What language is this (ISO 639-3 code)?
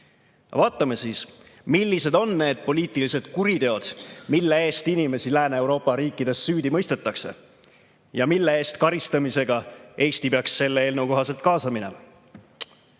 est